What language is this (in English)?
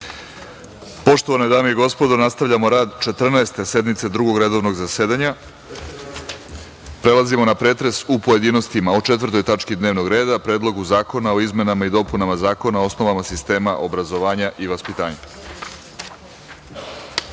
Serbian